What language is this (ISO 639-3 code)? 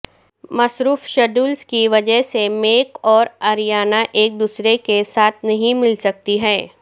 urd